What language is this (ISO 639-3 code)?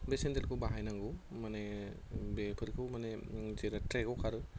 brx